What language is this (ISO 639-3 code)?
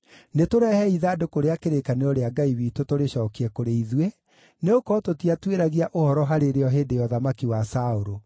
kik